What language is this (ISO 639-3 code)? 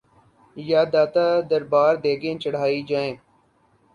urd